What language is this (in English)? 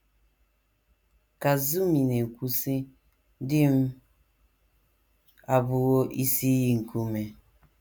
Igbo